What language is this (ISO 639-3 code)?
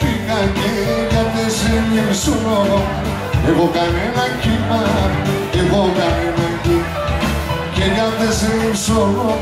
ell